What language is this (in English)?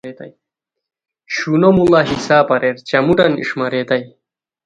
Khowar